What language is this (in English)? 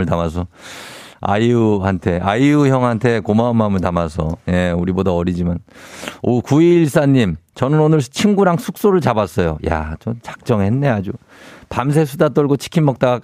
Korean